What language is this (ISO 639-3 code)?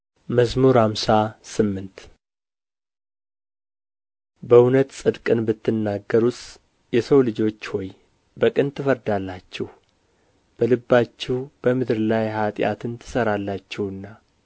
amh